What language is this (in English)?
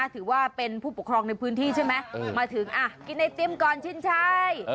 Thai